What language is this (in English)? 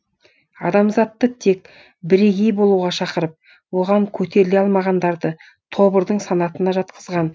Kazakh